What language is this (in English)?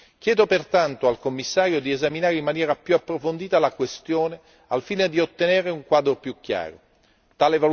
Italian